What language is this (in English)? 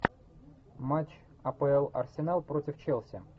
Russian